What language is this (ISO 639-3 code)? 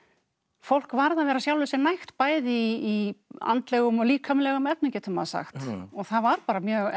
isl